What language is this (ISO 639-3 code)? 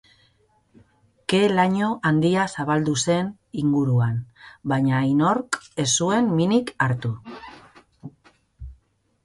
eus